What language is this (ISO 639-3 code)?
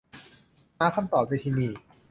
tha